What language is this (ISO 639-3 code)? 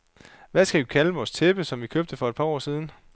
dan